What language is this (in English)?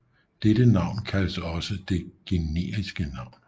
Danish